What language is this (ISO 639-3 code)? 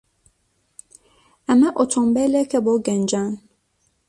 ckb